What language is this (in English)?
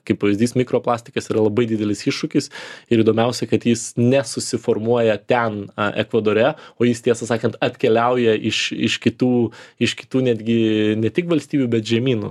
Lithuanian